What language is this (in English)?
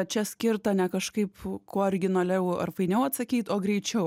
Lithuanian